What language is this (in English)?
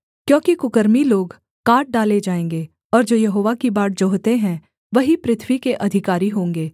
Hindi